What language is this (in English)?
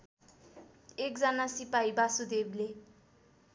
Nepali